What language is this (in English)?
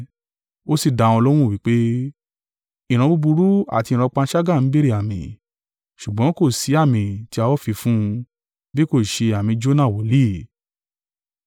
Yoruba